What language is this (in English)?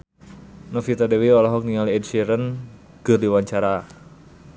Sundanese